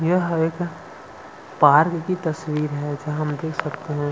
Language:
Hindi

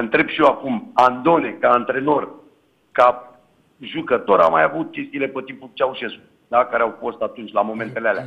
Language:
Romanian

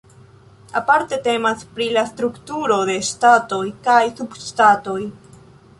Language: Esperanto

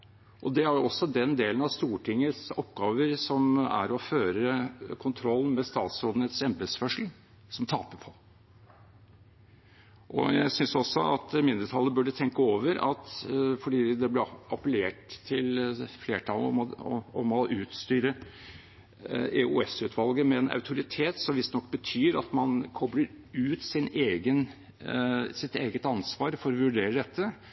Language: Norwegian Bokmål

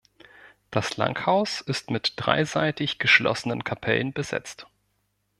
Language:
German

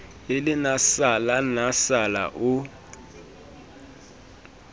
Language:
Southern Sotho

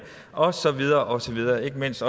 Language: Danish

